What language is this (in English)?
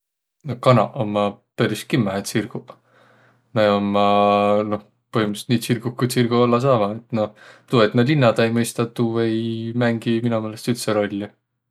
Võro